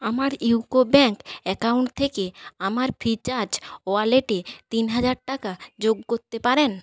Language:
Bangla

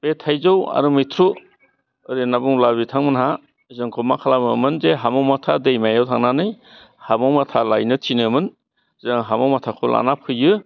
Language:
Bodo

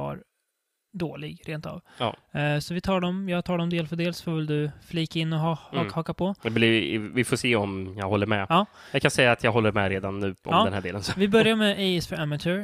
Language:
Swedish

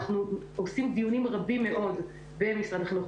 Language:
Hebrew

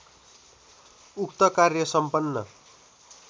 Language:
Nepali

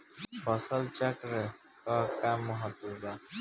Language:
Bhojpuri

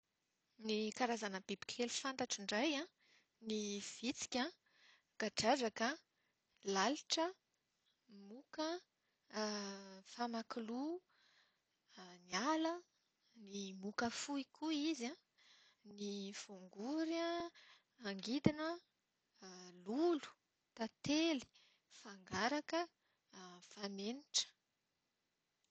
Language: Malagasy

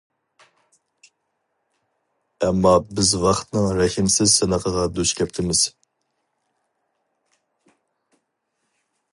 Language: Uyghur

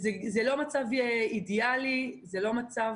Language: Hebrew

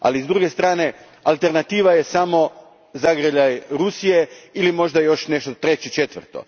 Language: Croatian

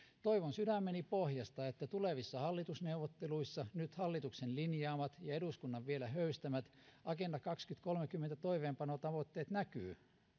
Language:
Finnish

